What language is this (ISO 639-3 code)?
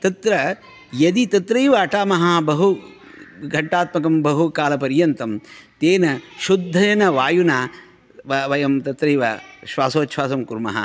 san